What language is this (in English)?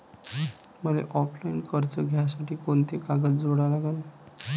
Marathi